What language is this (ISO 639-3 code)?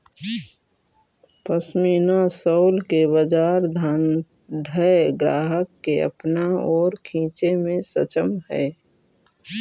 mag